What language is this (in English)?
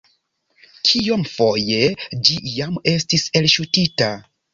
Esperanto